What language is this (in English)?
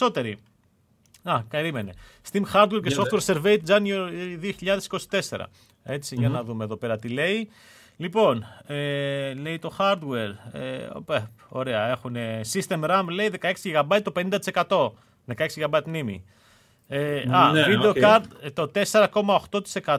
Greek